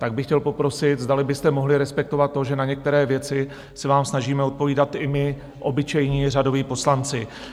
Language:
Czech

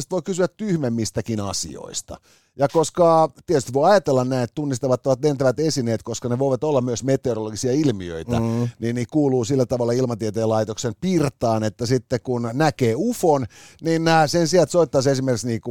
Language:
Finnish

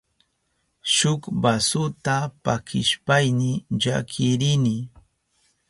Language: Southern Pastaza Quechua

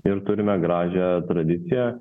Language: Lithuanian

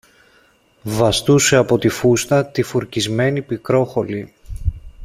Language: Greek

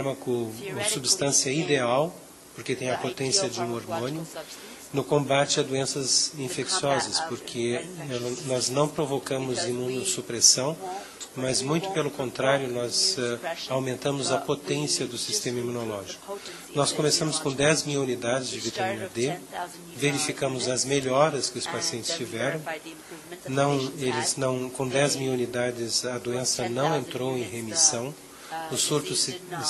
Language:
Portuguese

